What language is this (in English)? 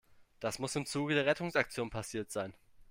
German